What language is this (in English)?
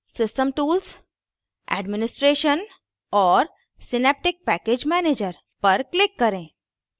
Hindi